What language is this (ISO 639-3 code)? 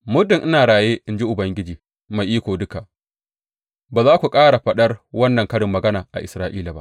hau